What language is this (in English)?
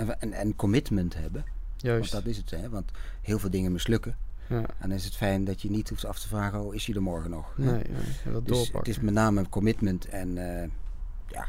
Dutch